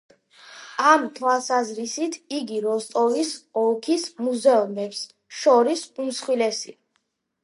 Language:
Georgian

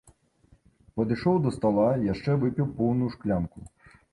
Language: Belarusian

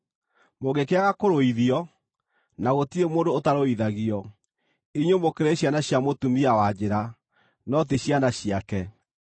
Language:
Kikuyu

